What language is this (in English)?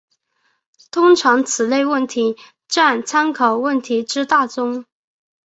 Chinese